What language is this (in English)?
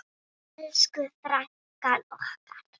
Icelandic